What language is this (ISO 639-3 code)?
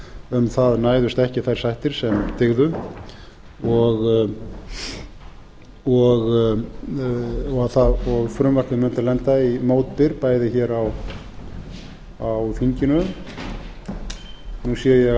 isl